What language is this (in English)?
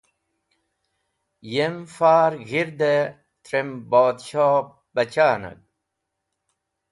Wakhi